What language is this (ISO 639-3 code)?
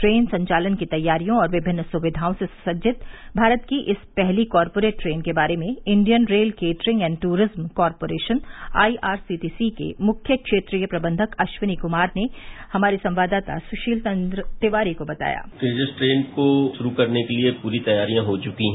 hin